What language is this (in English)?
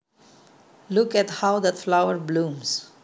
Javanese